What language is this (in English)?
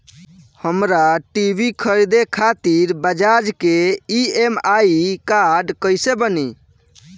Bhojpuri